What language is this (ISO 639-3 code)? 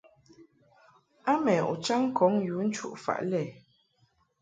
mhk